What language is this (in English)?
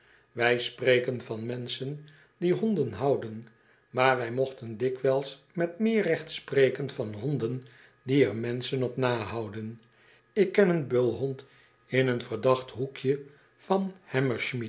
Dutch